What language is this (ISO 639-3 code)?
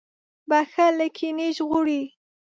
pus